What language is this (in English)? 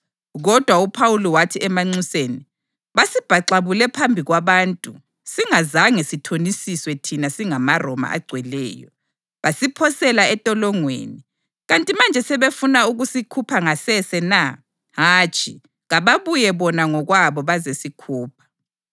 North Ndebele